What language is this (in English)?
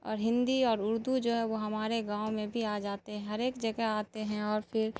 Urdu